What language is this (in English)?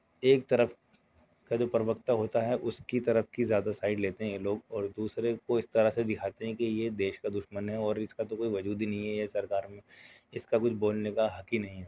Urdu